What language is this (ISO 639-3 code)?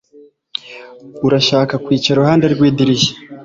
kin